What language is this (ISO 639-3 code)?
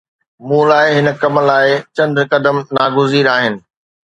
snd